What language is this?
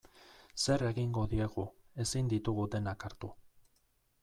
Basque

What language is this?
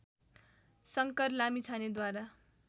Nepali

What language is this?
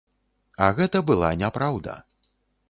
Belarusian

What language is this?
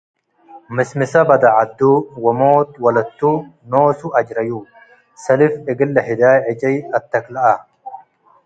Tigre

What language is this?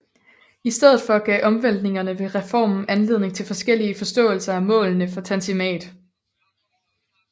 Danish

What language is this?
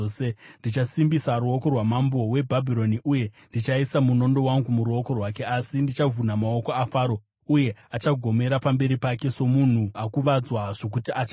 Shona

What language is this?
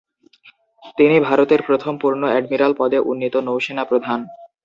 Bangla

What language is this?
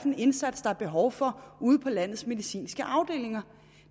Danish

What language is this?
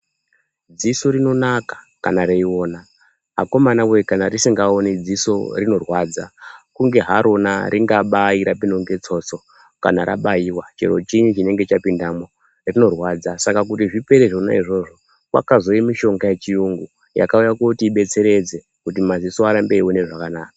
Ndau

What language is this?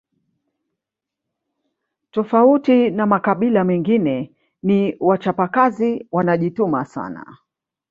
Swahili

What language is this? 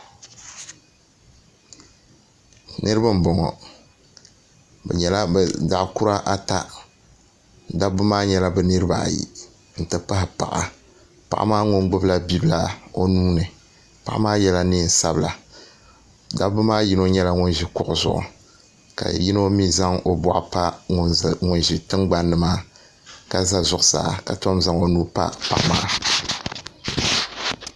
Dagbani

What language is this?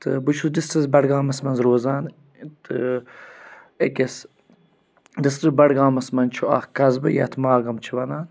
Kashmiri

